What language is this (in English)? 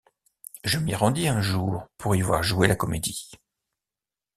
French